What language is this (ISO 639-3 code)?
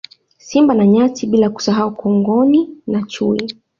swa